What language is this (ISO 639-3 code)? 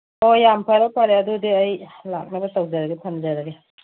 mni